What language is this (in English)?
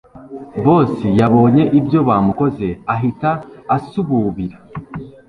Kinyarwanda